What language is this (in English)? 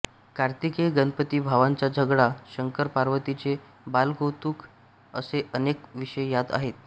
Marathi